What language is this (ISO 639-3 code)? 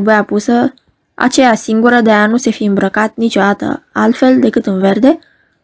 ron